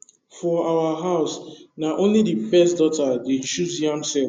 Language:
Nigerian Pidgin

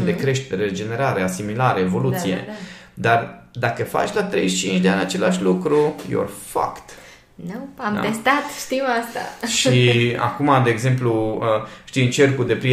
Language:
Romanian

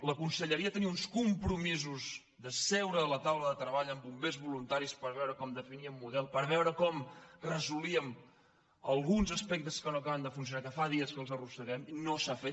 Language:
Catalan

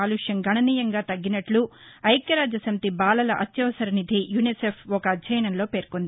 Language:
Telugu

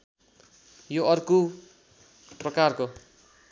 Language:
Nepali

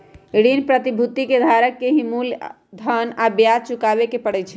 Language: Magahi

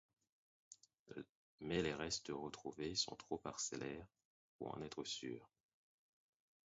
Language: French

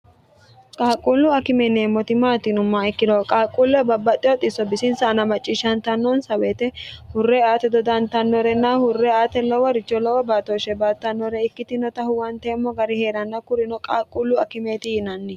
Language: Sidamo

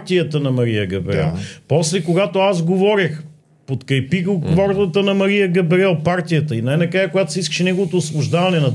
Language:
Bulgarian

